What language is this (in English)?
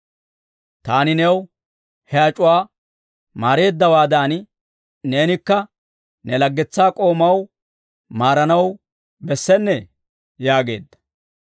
Dawro